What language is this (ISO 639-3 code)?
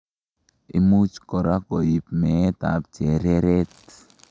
kln